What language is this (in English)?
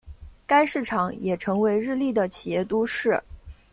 Chinese